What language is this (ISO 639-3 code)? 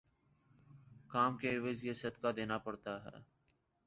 urd